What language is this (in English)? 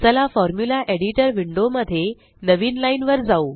Marathi